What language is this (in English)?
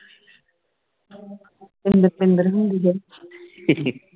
Punjabi